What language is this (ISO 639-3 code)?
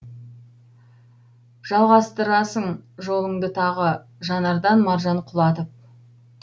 kaz